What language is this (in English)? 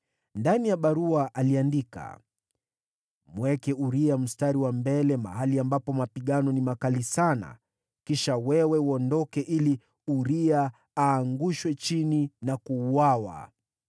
Swahili